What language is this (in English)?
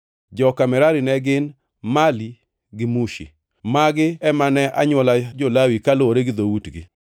Luo (Kenya and Tanzania)